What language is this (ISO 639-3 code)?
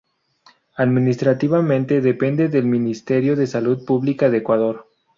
spa